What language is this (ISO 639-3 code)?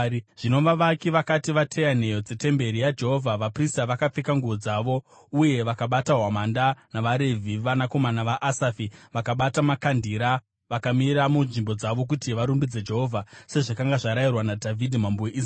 sna